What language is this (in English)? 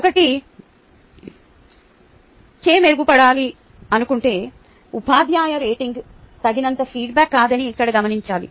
Telugu